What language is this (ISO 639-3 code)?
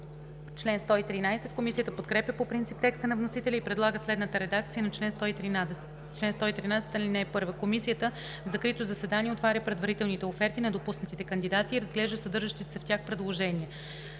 bul